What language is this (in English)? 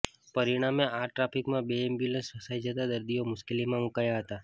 Gujarati